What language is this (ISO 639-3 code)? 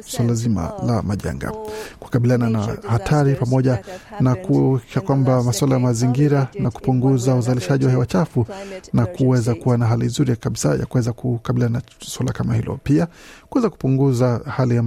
swa